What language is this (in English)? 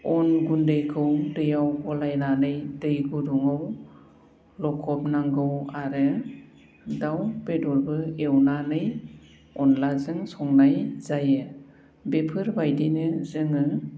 Bodo